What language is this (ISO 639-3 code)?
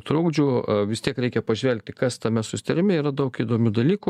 lit